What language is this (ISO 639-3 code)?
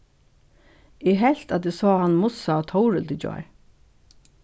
fao